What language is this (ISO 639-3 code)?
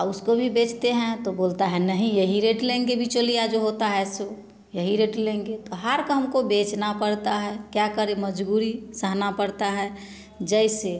hin